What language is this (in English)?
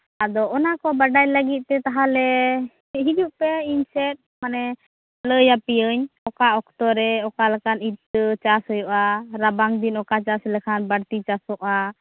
Santali